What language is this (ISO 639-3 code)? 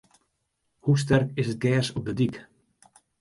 fry